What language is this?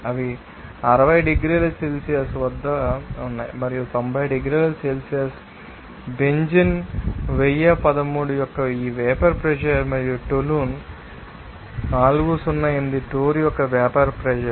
Telugu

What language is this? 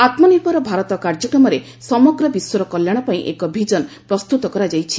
Odia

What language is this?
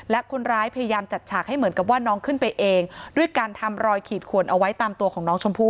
Thai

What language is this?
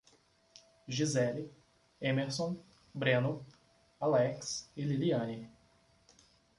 Portuguese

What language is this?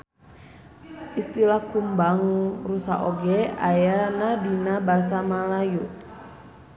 Sundanese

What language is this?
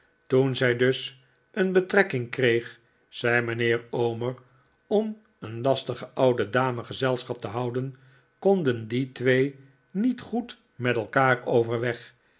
Dutch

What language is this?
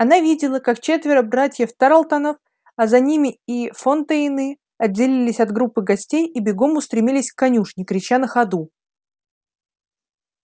Russian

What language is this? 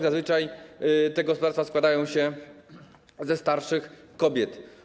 Polish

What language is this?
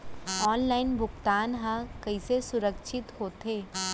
Chhattisgarhi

